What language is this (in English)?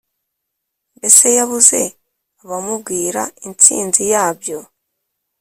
Kinyarwanda